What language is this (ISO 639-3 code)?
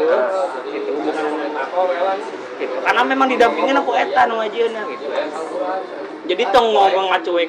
ind